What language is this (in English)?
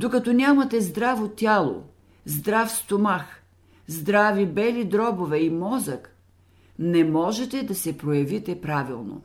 Bulgarian